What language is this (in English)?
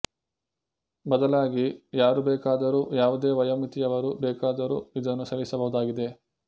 Kannada